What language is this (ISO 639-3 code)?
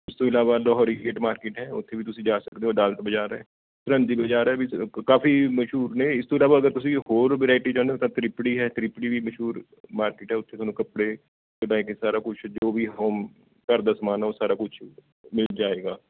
pan